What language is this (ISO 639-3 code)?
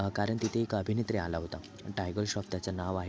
mar